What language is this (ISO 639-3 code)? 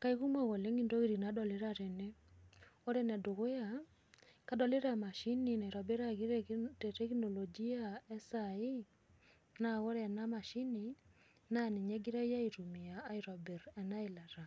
mas